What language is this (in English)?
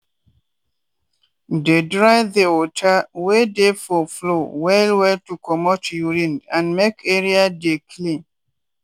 Nigerian Pidgin